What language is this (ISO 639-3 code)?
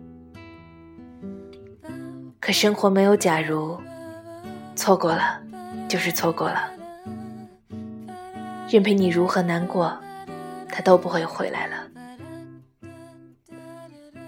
zho